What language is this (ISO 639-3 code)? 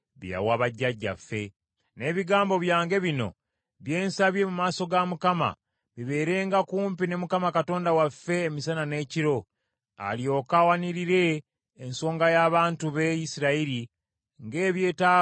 lug